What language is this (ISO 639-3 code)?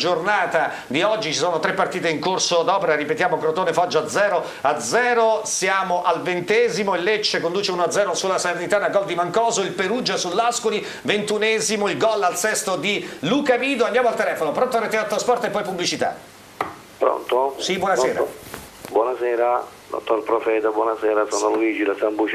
ita